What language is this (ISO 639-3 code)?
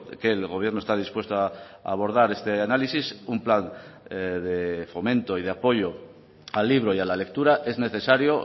spa